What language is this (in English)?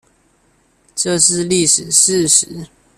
Chinese